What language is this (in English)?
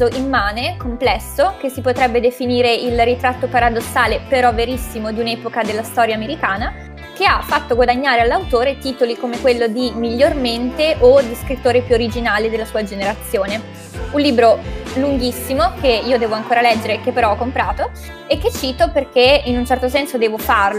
Italian